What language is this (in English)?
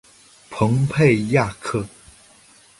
Chinese